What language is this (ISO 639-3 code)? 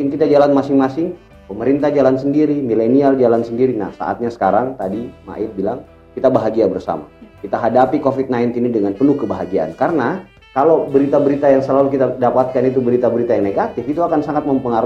ind